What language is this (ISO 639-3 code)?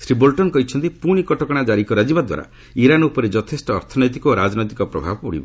ori